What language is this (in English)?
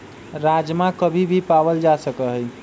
Magahi